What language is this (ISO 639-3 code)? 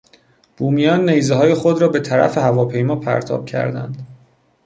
fas